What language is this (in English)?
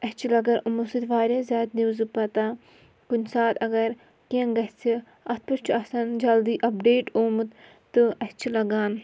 Kashmiri